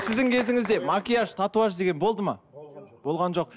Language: Kazakh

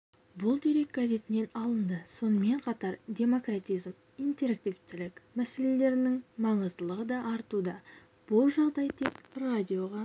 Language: Kazakh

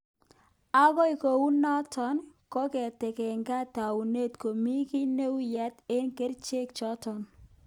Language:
Kalenjin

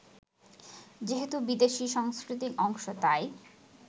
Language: Bangla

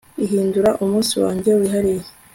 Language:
Kinyarwanda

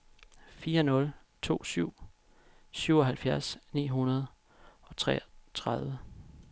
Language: Danish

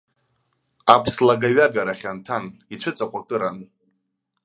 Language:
Abkhazian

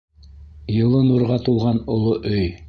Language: Bashkir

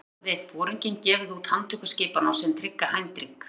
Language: Icelandic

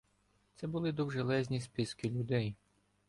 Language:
Ukrainian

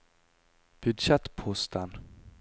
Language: Norwegian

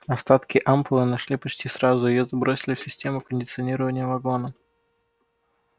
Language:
Russian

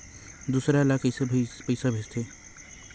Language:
Chhattisgarhi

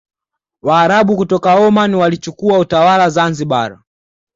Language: Swahili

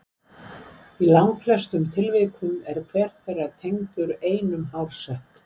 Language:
Icelandic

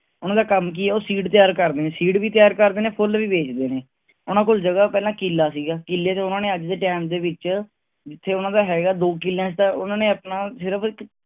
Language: Punjabi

